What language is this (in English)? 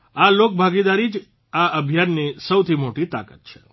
Gujarati